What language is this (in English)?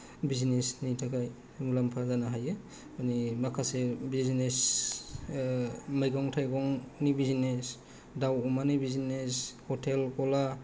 Bodo